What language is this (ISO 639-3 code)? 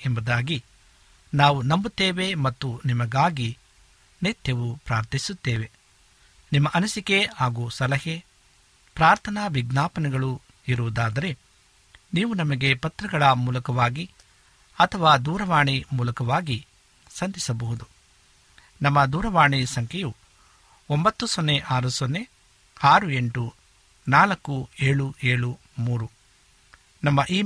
kan